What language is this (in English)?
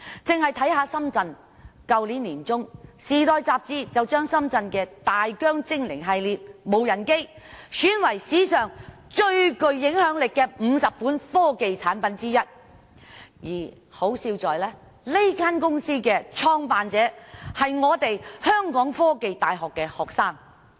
Cantonese